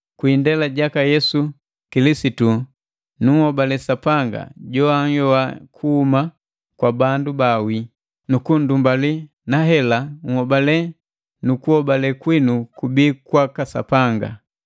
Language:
Matengo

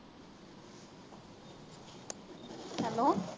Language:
Punjabi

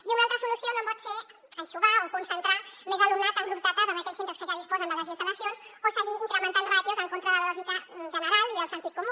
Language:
Catalan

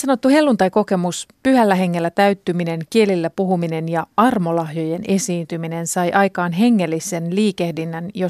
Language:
Finnish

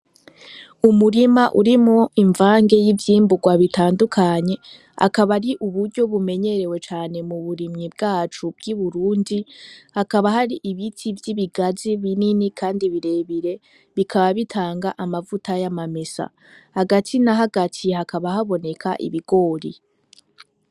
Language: Rundi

